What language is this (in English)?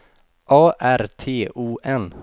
Swedish